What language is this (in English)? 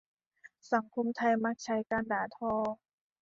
Thai